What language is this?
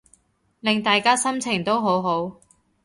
Cantonese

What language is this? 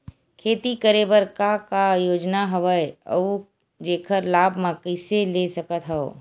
Chhattisgarhi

